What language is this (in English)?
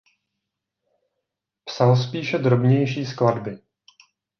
Czech